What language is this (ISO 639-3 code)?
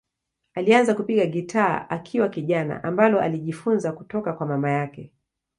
swa